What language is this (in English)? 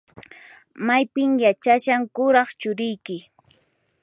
Puno Quechua